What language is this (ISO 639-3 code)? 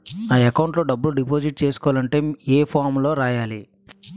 tel